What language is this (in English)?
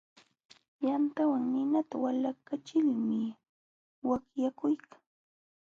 Jauja Wanca Quechua